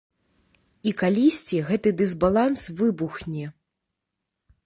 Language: Belarusian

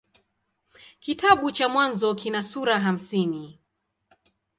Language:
Swahili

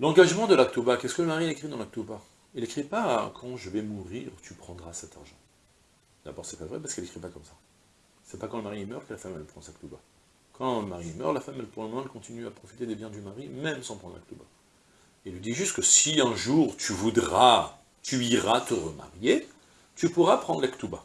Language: French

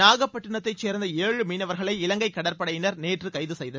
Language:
Tamil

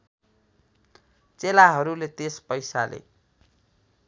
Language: Nepali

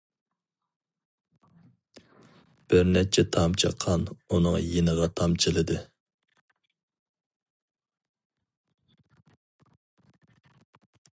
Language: Uyghur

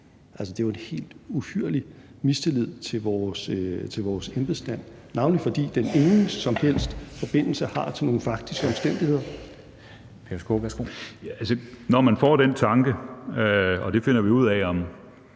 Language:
Danish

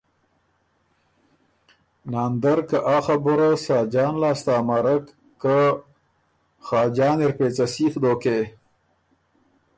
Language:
Ormuri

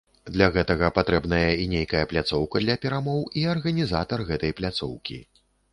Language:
Belarusian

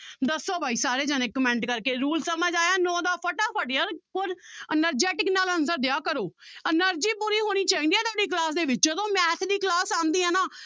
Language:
Punjabi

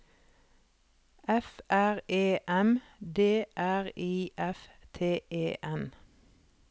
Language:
Norwegian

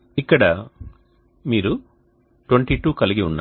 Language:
Telugu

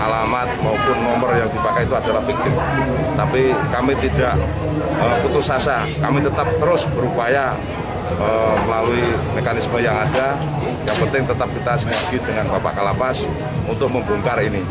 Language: Indonesian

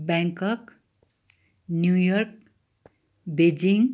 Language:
Nepali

